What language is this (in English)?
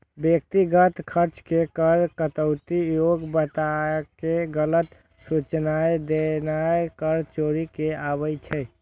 Maithili